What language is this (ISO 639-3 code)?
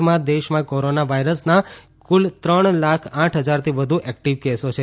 guj